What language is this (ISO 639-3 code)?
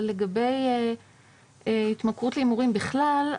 heb